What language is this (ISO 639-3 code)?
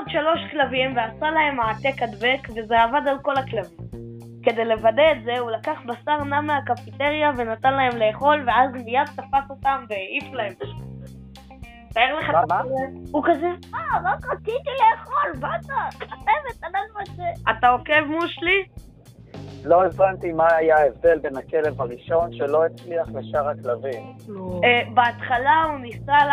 heb